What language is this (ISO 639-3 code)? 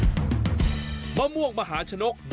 tha